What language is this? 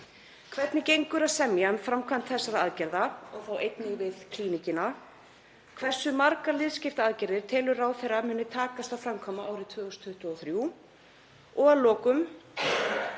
Icelandic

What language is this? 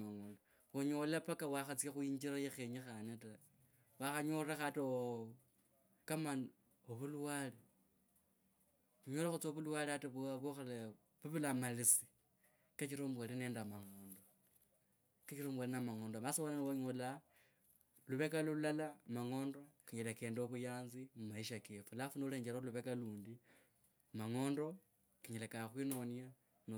Kabras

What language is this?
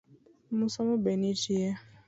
Luo (Kenya and Tanzania)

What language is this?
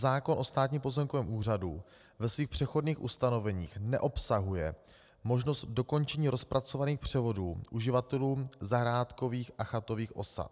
Czech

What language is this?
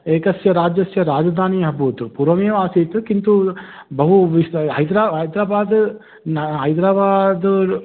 Sanskrit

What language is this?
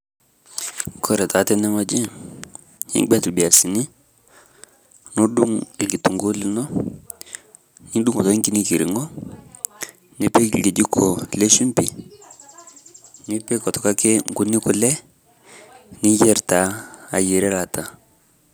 Masai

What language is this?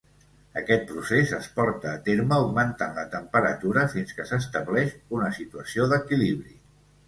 Catalan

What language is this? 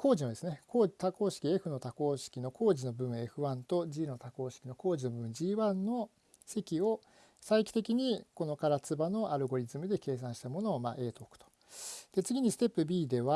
Japanese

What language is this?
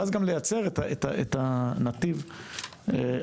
Hebrew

